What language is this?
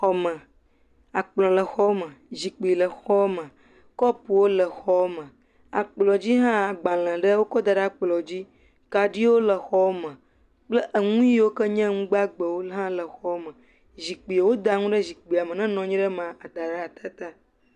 Ewe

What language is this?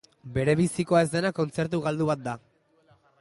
Basque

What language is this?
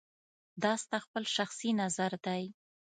Pashto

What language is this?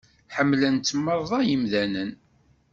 Kabyle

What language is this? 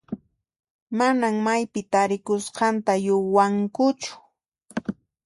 Puno Quechua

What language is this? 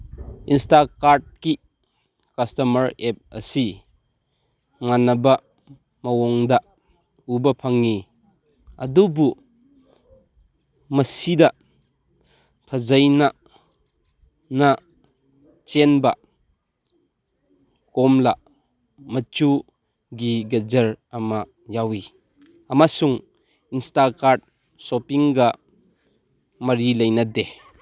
Manipuri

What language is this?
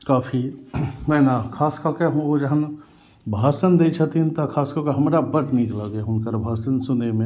Maithili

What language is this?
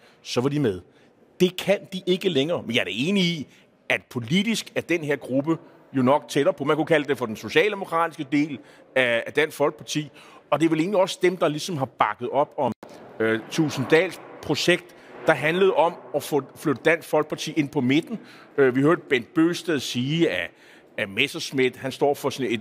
Danish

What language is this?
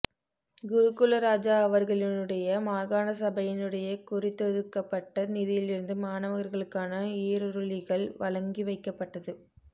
Tamil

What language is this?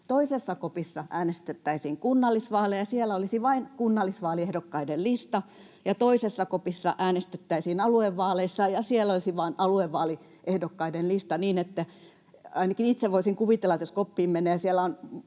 Finnish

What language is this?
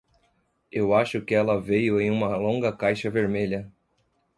Portuguese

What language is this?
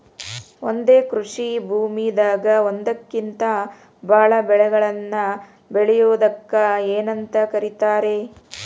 Kannada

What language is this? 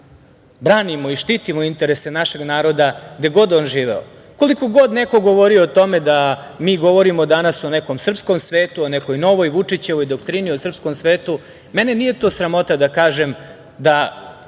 Serbian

